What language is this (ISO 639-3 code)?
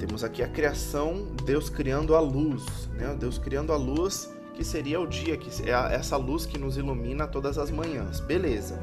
por